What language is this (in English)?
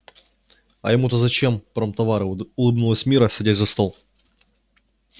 Russian